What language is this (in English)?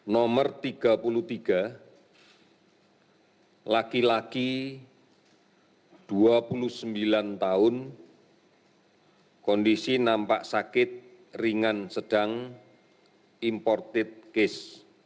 Indonesian